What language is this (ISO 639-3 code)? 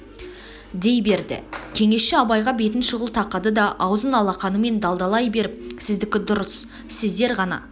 kaz